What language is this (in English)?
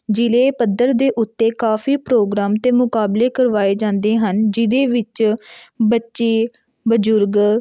Punjabi